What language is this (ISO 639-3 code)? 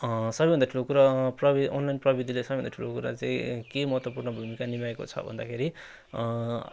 nep